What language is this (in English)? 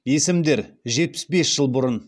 Kazakh